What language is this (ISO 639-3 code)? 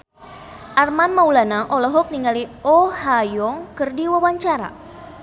sun